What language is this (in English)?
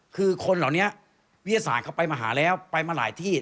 Thai